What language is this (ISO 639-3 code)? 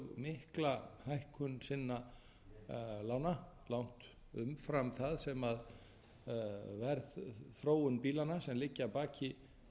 isl